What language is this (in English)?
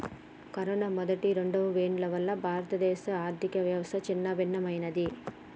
Telugu